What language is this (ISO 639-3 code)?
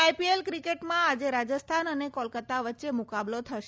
guj